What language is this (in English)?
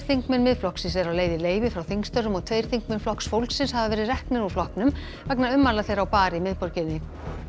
Icelandic